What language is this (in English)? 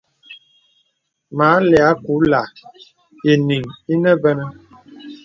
Bebele